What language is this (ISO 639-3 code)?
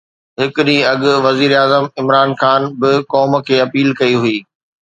snd